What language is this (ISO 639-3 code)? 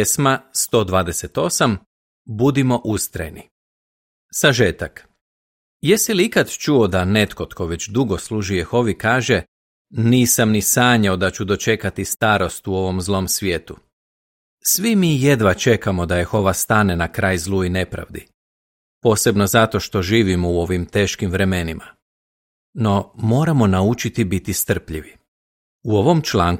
hrv